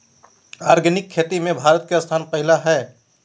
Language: Magahi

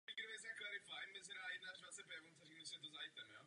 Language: Czech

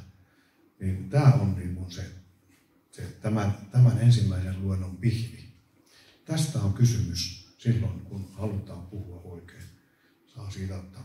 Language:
Finnish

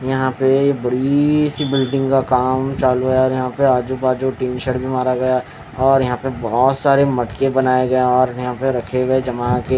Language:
Hindi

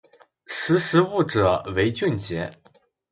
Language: Chinese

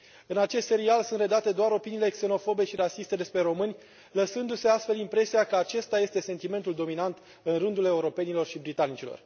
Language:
Romanian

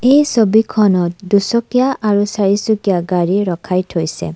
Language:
Assamese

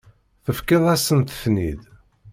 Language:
Kabyle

